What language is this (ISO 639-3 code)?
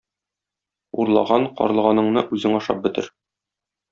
tat